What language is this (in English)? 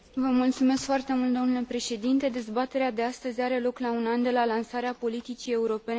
Romanian